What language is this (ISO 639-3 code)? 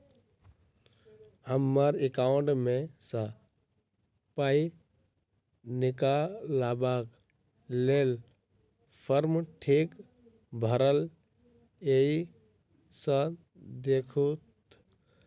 mai